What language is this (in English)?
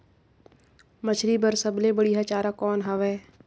Chhattisgarhi